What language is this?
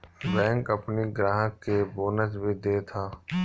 Bhojpuri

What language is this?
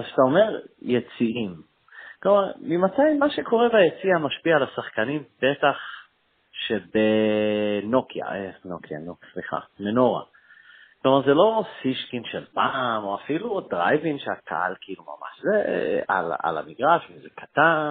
Hebrew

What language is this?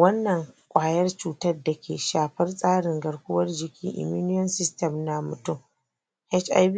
Hausa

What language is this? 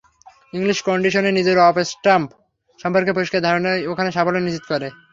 Bangla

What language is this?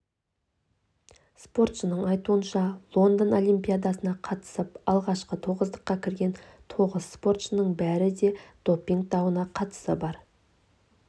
Kazakh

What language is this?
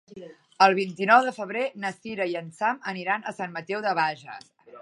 Catalan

